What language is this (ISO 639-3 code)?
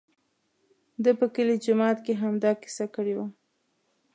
pus